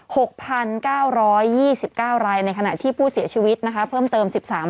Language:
Thai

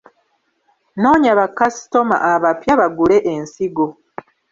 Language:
Ganda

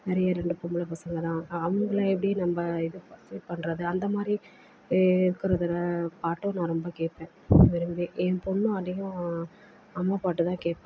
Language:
Tamil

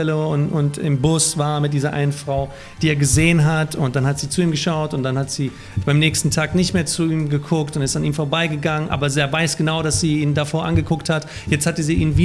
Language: German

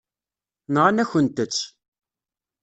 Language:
Kabyle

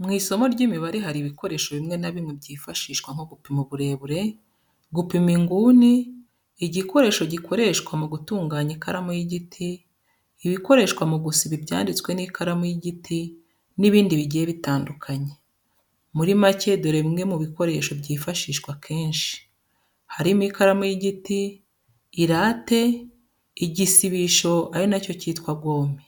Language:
Kinyarwanda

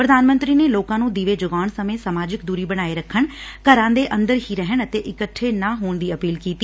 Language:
Punjabi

